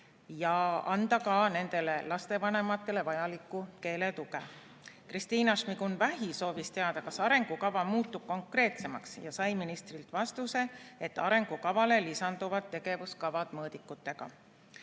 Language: Estonian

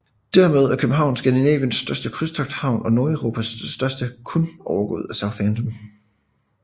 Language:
Danish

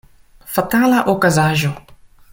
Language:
Esperanto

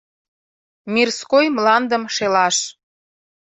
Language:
Mari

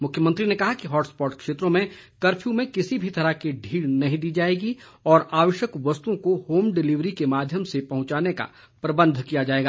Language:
Hindi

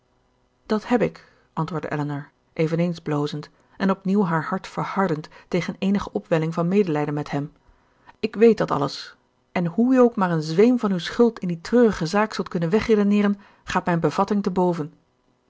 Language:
Dutch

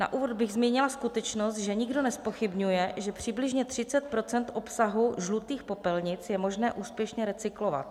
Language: Czech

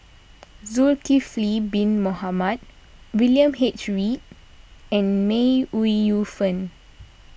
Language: English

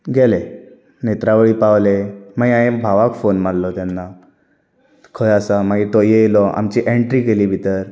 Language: Konkani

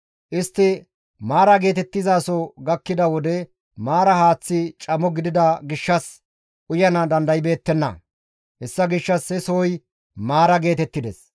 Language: Gamo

